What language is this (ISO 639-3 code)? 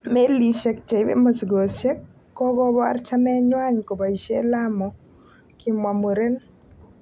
kln